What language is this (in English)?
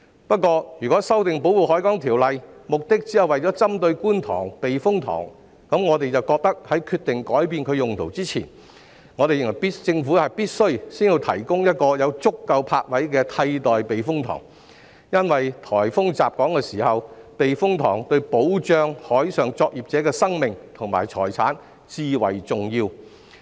Cantonese